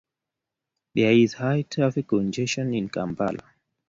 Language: Kalenjin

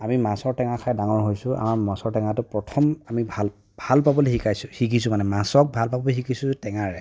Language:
Assamese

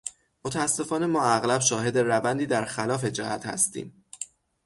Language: Persian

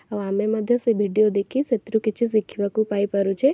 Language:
Odia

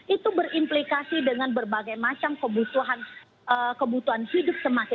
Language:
Indonesian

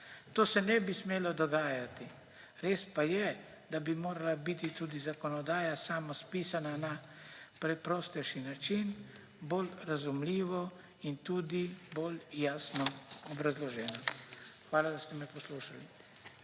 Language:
Slovenian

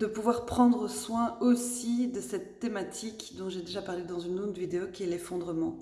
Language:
French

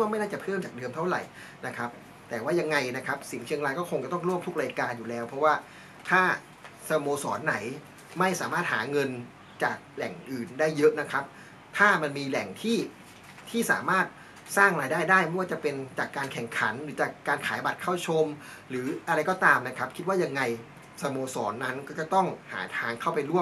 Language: Thai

